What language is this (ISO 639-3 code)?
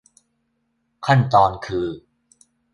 tha